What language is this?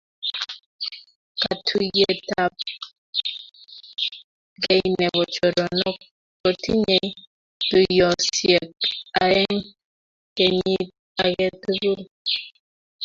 Kalenjin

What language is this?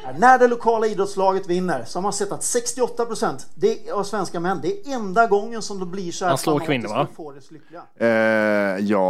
Swedish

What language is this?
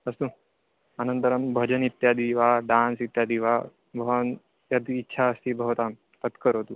Sanskrit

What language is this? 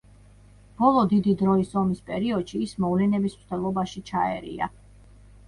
Georgian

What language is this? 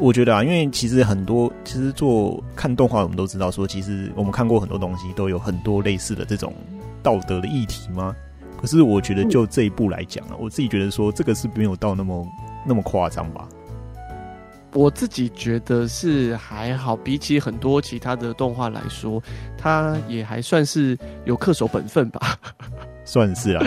Chinese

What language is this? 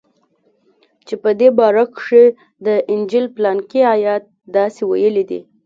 Pashto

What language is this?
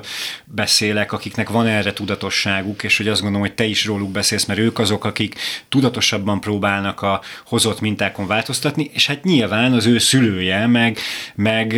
Hungarian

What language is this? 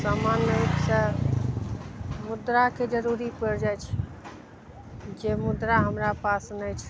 Maithili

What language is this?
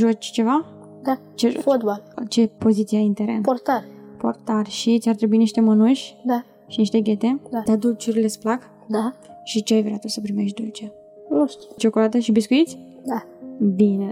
Romanian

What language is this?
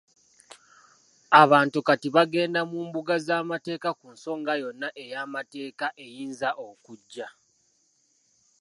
Ganda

